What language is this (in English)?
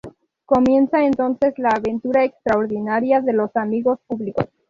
Spanish